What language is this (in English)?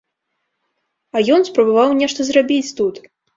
Belarusian